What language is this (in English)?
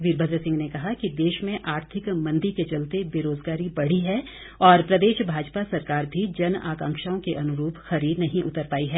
Hindi